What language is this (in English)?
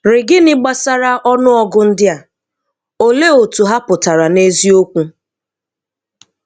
Igbo